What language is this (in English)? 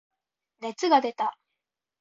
Japanese